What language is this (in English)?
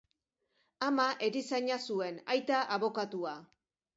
Basque